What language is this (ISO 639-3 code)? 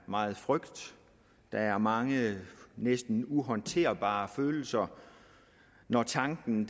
dan